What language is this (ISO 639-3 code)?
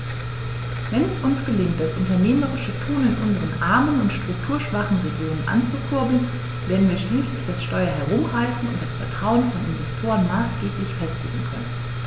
deu